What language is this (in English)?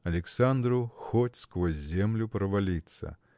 Russian